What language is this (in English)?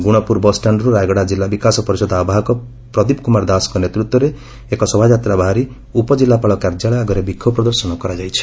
Odia